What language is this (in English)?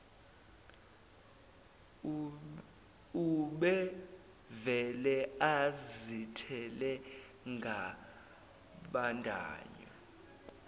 Zulu